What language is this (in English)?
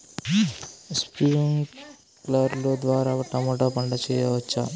Telugu